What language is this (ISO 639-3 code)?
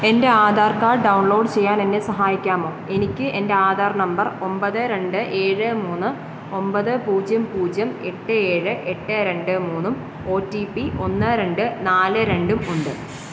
mal